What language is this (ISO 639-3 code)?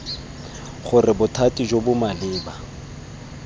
tsn